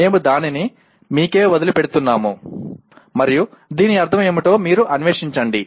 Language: Telugu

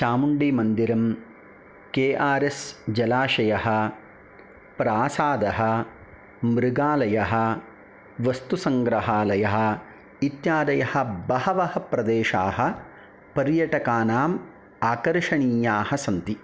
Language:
Sanskrit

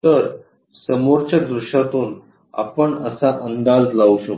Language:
Marathi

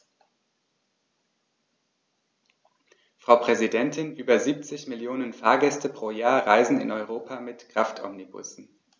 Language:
German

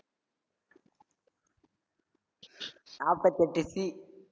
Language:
Tamil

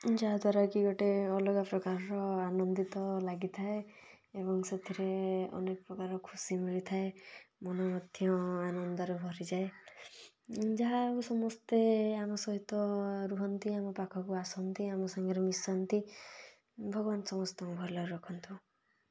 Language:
Odia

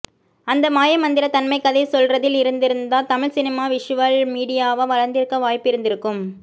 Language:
Tamil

